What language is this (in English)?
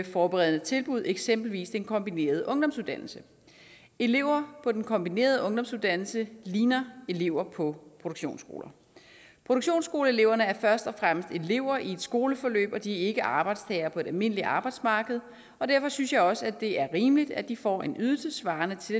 Danish